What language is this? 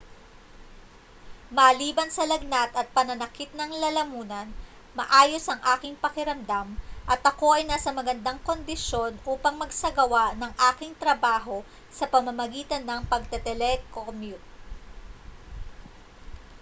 Filipino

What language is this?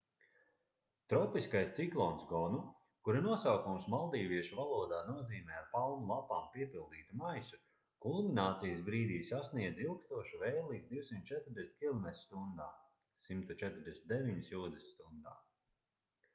Latvian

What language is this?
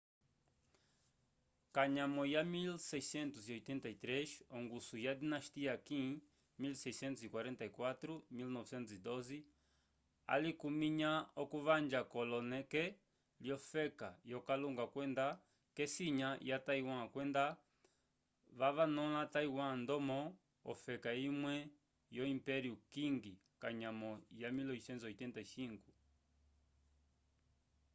Umbundu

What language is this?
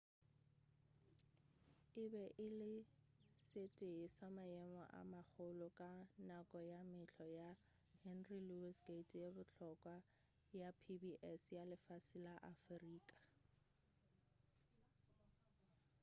Northern Sotho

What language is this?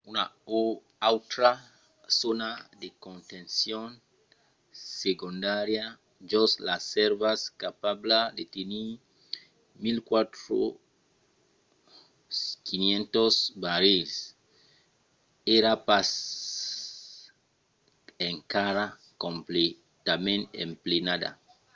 Occitan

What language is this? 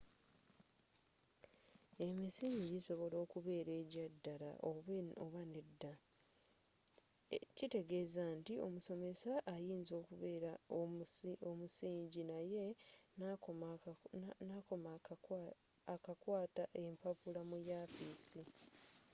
Ganda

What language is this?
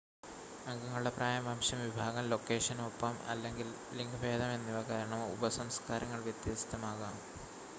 Malayalam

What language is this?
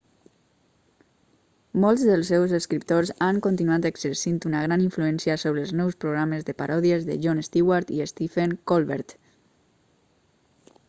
Catalan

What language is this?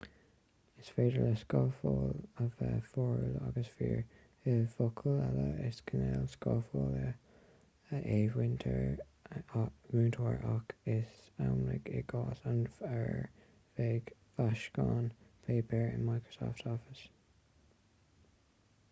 Irish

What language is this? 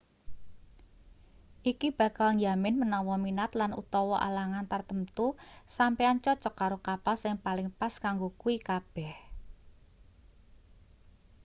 Javanese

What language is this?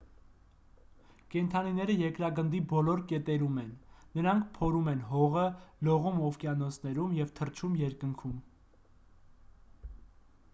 Armenian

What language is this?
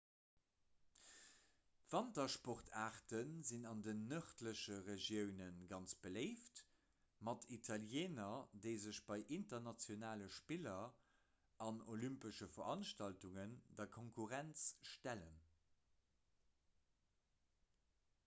Luxembourgish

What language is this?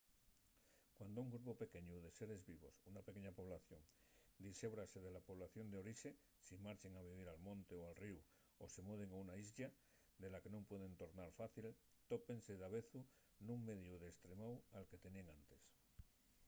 Asturian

